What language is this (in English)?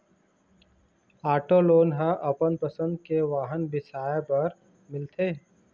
Chhattisgarhi